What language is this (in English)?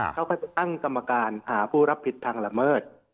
Thai